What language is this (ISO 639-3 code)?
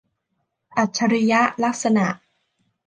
tha